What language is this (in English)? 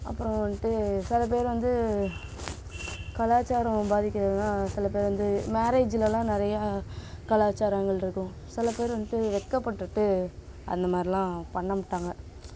Tamil